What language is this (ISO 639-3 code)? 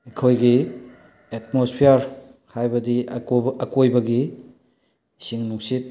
mni